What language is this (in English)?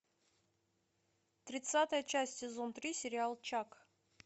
Russian